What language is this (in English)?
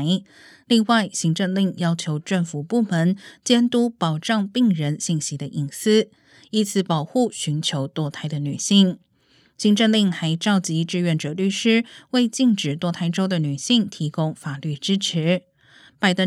Chinese